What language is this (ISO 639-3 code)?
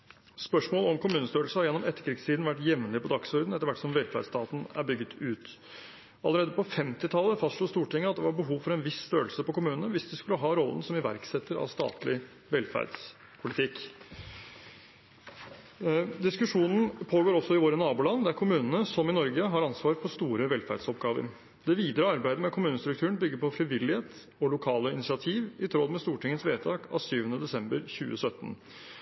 nob